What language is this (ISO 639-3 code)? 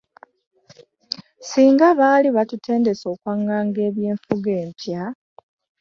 lug